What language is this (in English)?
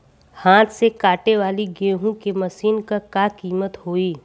Bhojpuri